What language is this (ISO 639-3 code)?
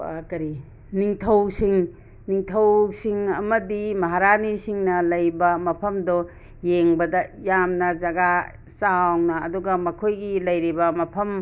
mni